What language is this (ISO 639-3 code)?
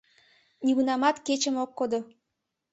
chm